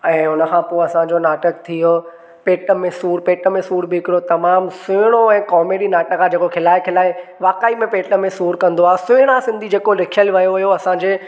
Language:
Sindhi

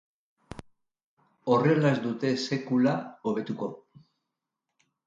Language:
Basque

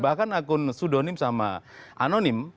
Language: Indonesian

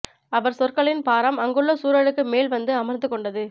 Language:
Tamil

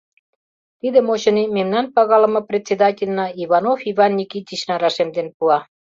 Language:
Mari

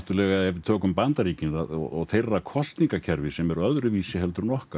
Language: Icelandic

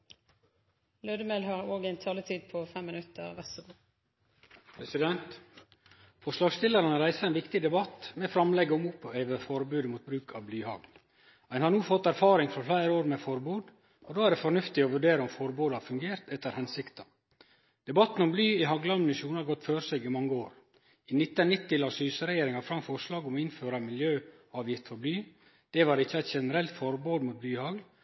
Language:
Norwegian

